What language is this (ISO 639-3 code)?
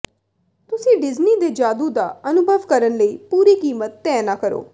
pan